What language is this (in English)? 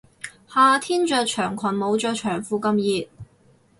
Cantonese